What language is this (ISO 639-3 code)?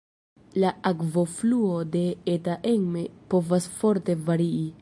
epo